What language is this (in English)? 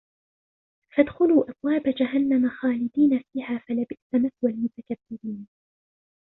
Arabic